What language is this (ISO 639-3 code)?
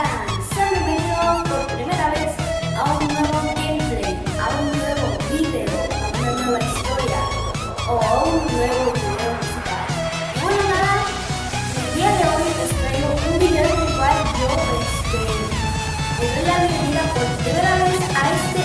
spa